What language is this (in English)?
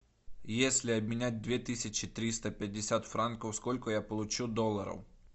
Russian